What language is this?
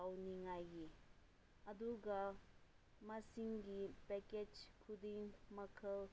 Manipuri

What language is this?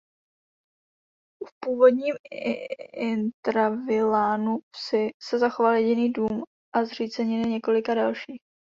Czech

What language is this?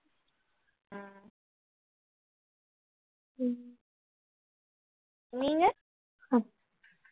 Tamil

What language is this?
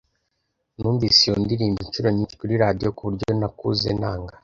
Kinyarwanda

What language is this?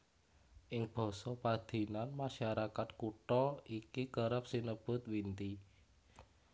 Javanese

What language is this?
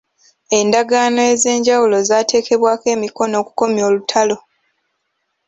Ganda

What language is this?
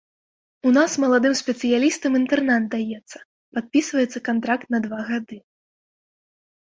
Belarusian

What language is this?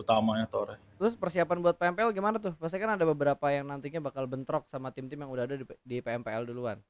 Indonesian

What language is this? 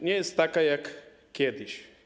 Polish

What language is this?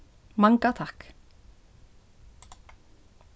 Faroese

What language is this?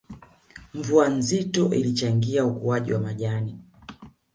Swahili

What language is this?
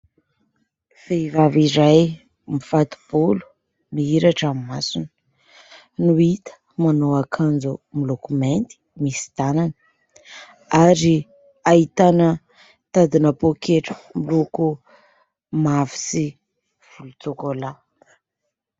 Malagasy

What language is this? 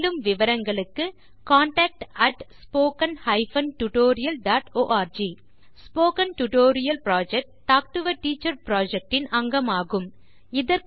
Tamil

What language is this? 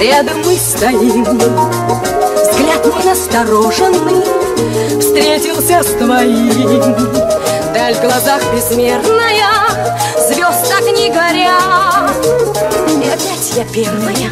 Russian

